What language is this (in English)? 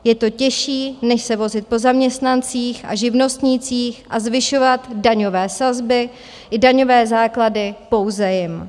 Czech